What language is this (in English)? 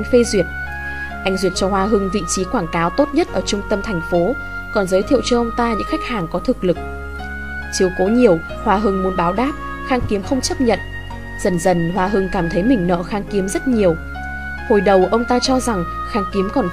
Vietnamese